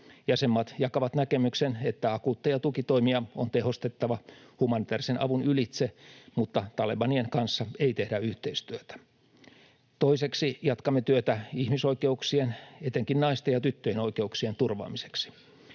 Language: Finnish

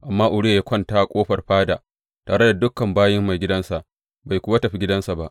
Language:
Hausa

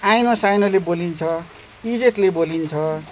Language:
Nepali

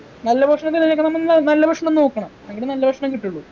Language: Malayalam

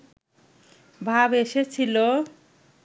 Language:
Bangla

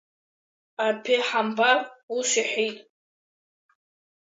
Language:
Abkhazian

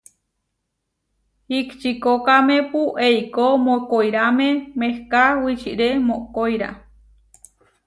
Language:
Huarijio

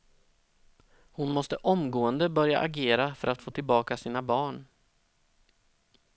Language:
Swedish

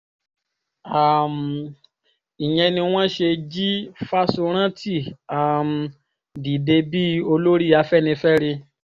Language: Yoruba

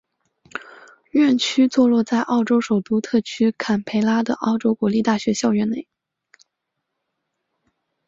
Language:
Chinese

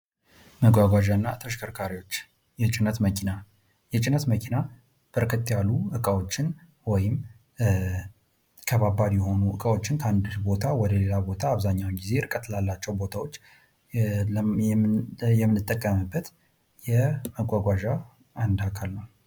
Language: Amharic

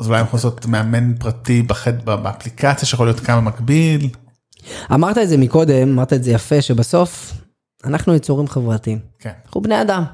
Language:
Hebrew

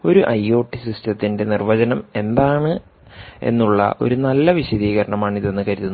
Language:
Malayalam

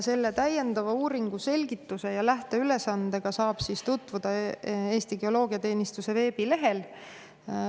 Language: Estonian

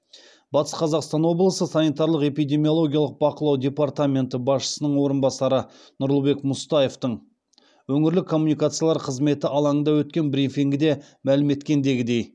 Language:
Kazakh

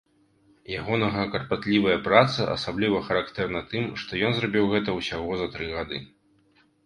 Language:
Belarusian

